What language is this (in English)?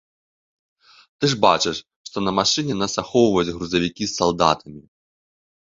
Belarusian